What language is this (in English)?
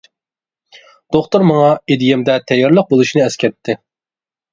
Uyghur